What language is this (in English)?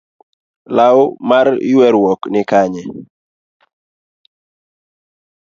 Luo (Kenya and Tanzania)